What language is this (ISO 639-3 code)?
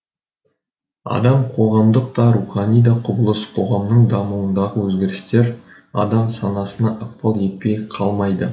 kaz